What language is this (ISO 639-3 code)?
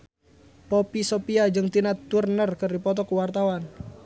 sun